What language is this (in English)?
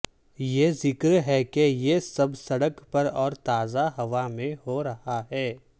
Urdu